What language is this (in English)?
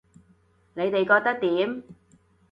Cantonese